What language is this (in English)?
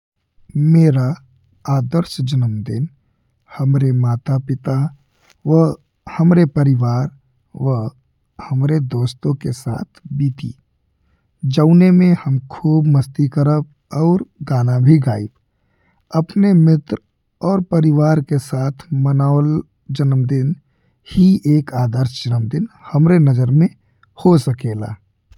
Bhojpuri